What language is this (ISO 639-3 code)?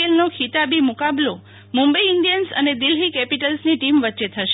guj